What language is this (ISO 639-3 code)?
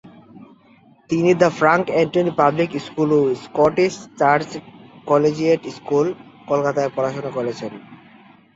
ben